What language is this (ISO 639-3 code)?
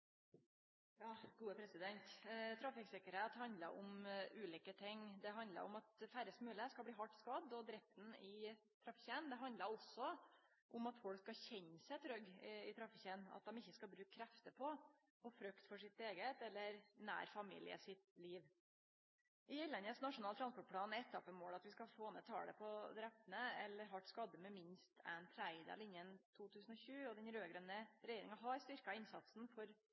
nno